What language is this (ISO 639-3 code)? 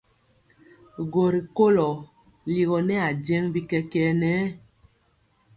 mcx